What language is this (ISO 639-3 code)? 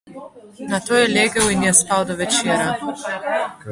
slv